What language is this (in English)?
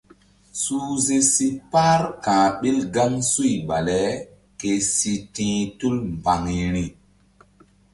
Mbum